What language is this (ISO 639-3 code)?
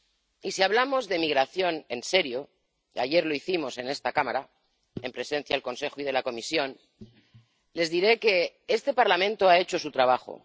spa